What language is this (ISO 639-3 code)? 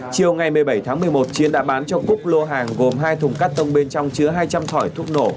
vie